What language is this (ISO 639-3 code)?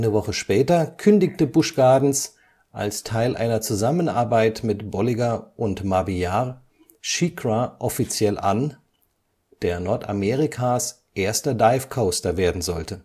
deu